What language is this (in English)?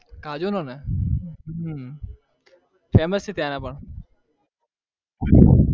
Gujarati